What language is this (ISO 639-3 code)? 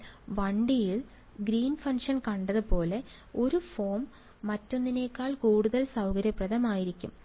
mal